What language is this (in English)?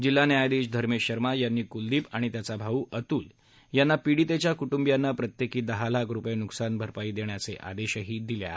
Marathi